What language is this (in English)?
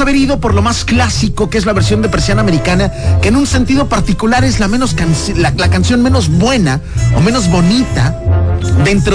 Spanish